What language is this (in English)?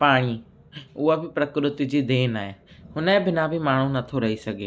Sindhi